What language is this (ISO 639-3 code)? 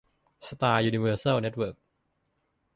tha